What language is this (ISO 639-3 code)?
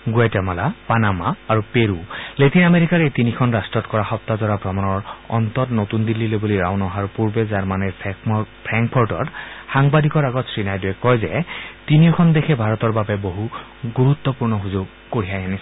asm